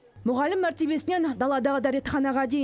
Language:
Kazakh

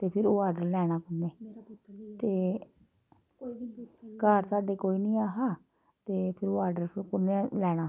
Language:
Dogri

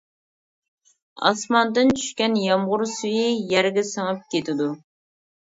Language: Uyghur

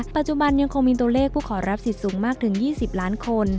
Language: Thai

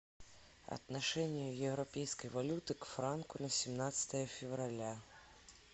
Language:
Russian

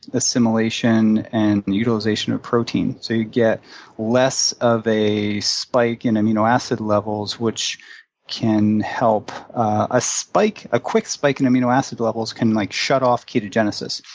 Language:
English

